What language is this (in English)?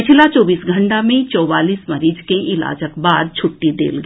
Maithili